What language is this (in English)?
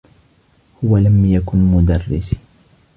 Arabic